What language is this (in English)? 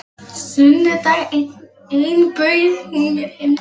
Icelandic